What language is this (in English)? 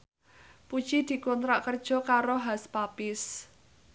Javanese